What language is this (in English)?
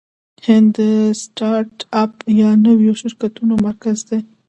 Pashto